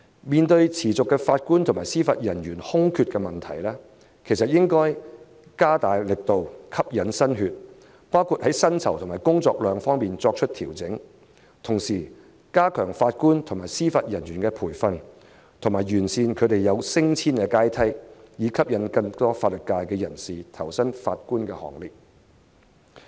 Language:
Cantonese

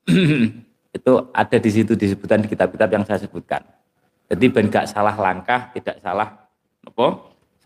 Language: Indonesian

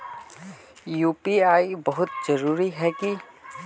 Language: Magahi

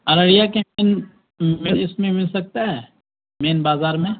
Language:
Urdu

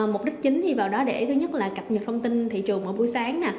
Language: Vietnamese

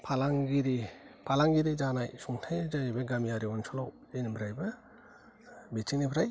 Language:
Bodo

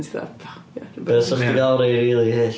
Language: Welsh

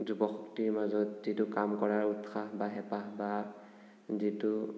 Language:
Assamese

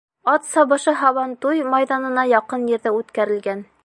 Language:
Bashkir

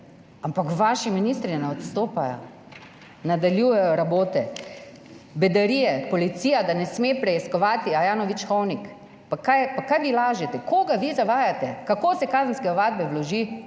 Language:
Slovenian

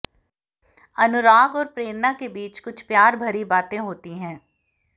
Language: Hindi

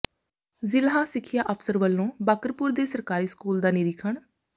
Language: Punjabi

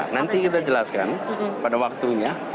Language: Indonesian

